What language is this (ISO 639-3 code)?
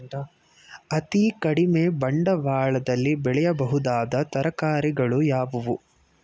kan